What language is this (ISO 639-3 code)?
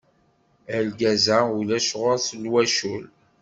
kab